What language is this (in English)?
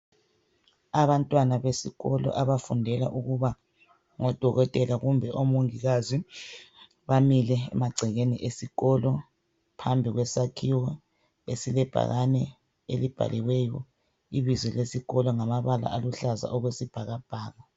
North Ndebele